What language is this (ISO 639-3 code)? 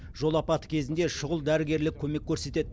kaz